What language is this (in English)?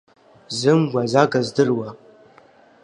Abkhazian